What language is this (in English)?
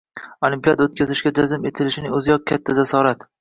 Uzbek